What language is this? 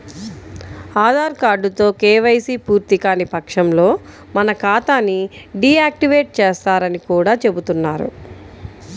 Telugu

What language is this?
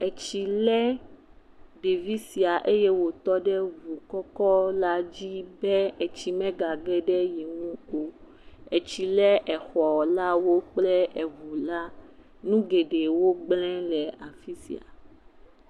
Ewe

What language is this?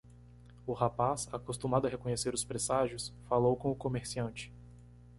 Portuguese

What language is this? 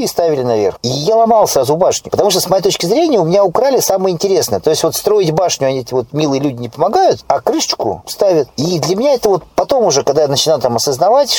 Russian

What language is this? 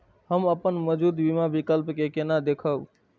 Maithili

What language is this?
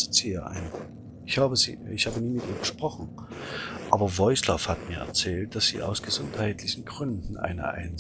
German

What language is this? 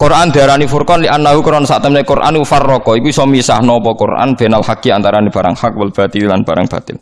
Indonesian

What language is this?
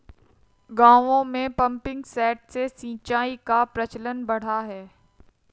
Hindi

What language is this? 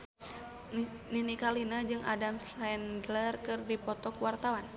Sundanese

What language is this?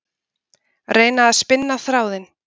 Icelandic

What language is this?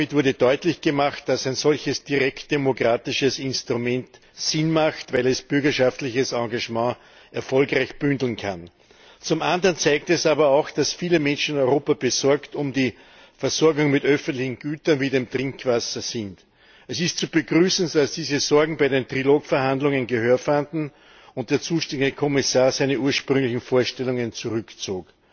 German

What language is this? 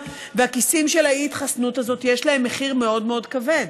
Hebrew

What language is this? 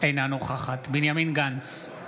Hebrew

